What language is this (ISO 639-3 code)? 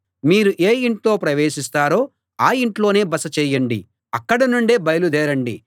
tel